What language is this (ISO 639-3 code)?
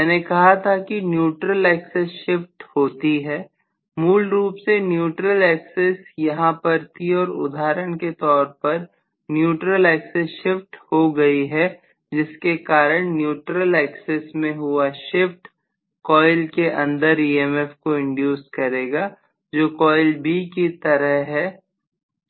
hin